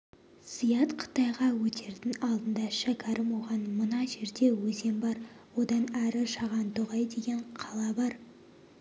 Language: Kazakh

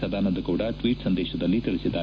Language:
Kannada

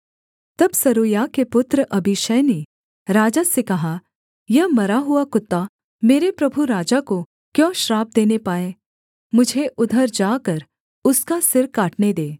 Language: Hindi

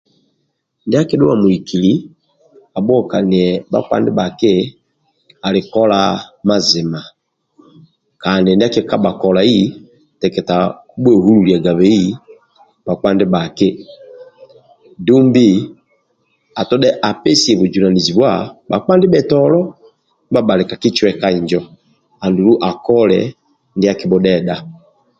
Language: Amba (Uganda)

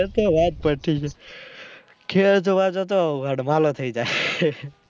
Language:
Gujarati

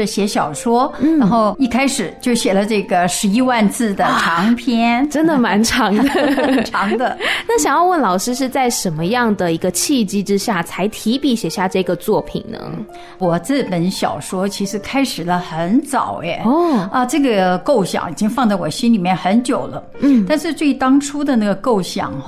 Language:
Chinese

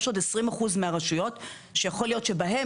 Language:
Hebrew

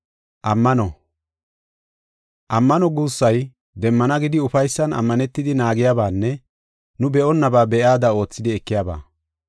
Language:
Gofa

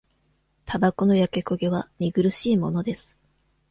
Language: Japanese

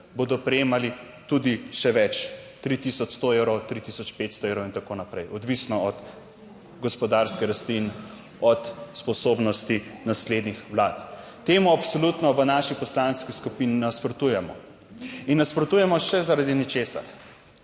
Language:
Slovenian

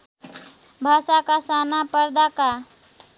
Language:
Nepali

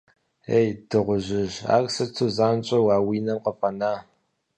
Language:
Kabardian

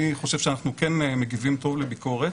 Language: Hebrew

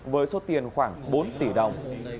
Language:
Vietnamese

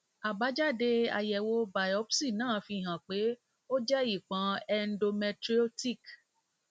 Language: Yoruba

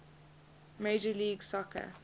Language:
English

